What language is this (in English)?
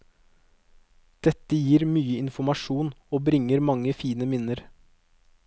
Norwegian